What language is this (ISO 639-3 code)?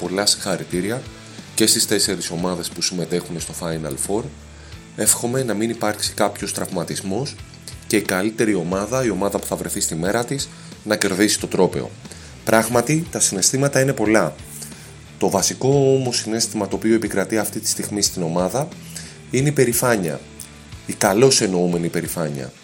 ell